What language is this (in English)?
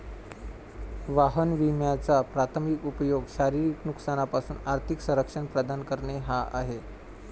Marathi